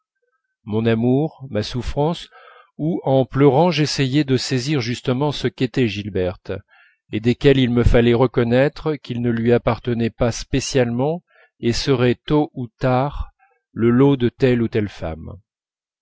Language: French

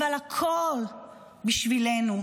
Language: Hebrew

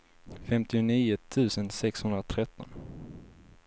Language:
Swedish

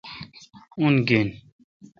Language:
Kalkoti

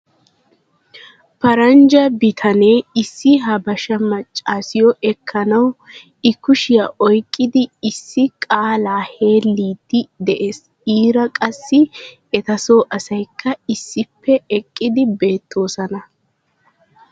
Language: Wolaytta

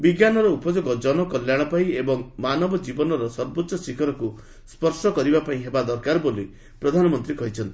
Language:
Odia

